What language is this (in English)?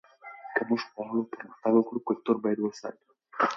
Pashto